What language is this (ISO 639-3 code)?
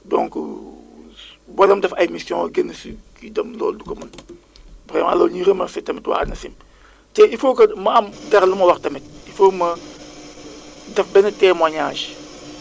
wol